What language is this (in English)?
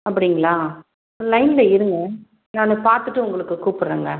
Tamil